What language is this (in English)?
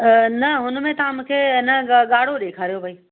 Sindhi